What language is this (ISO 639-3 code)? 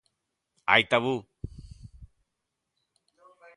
glg